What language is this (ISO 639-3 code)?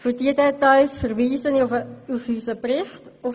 gsw